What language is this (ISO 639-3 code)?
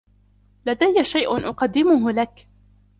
ara